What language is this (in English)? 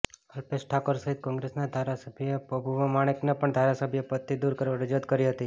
Gujarati